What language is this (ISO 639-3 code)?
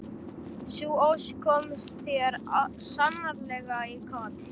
isl